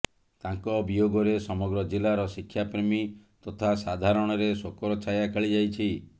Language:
Odia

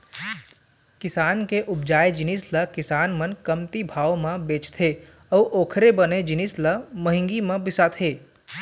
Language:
Chhattisgarhi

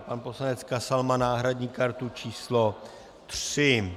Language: Czech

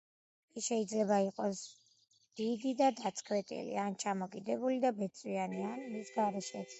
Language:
Georgian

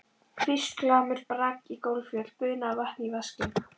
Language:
Icelandic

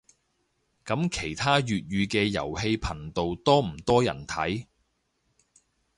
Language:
Cantonese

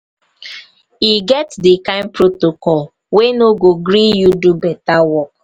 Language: Nigerian Pidgin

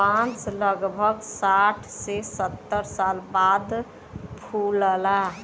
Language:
Bhojpuri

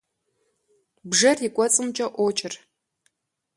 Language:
Kabardian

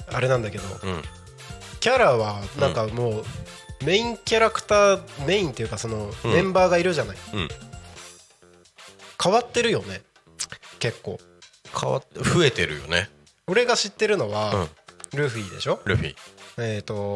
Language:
Japanese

